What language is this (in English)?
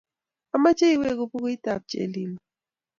Kalenjin